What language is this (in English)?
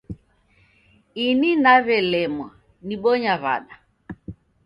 Taita